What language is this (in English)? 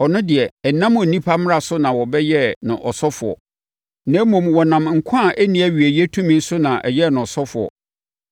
Akan